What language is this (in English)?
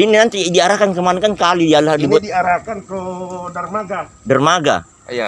Indonesian